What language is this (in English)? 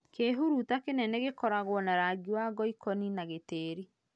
Kikuyu